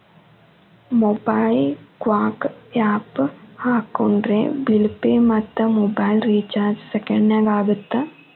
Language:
Kannada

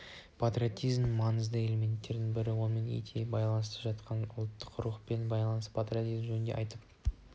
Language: Kazakh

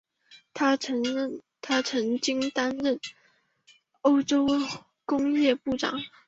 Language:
Chinese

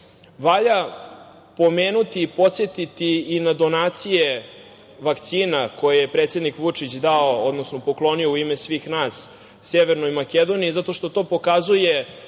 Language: Serbian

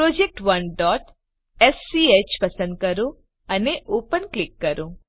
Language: Gujarati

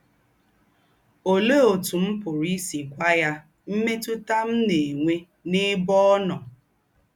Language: Igbo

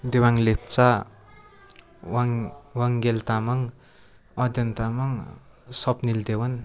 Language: Nepali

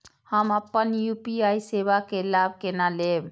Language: Maithili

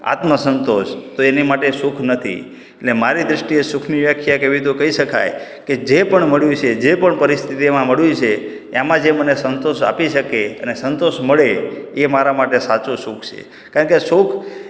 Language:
Gujarati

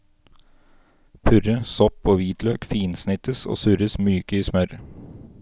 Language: Norwegian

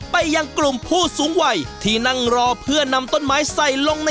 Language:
Thai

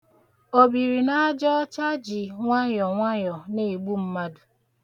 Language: Igbo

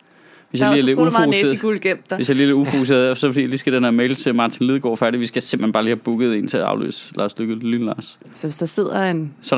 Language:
Danish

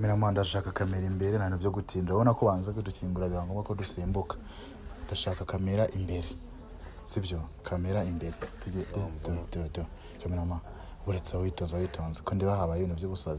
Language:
Romanian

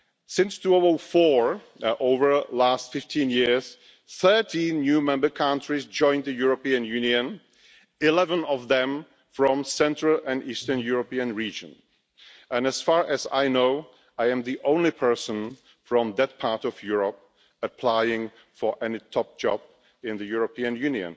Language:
English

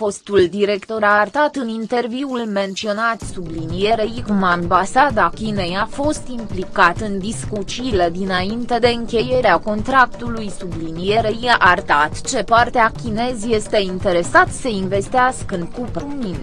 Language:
Romanian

